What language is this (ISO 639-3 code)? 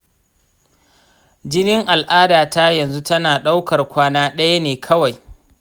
hau